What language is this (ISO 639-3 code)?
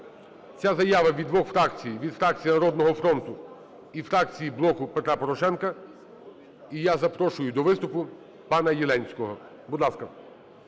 ukr